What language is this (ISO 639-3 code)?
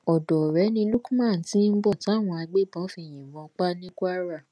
yor